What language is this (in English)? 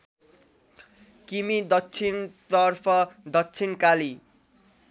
Nepali